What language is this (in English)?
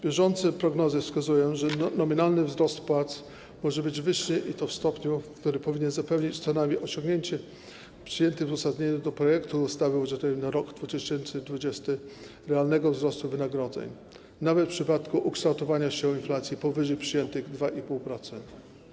Polish